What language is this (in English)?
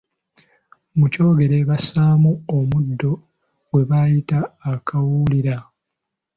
Ganda